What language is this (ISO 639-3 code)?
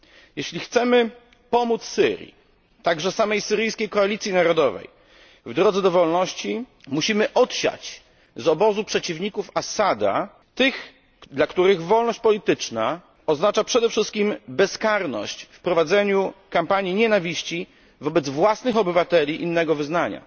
pol